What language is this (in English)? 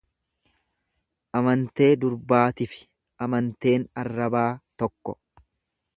Oromo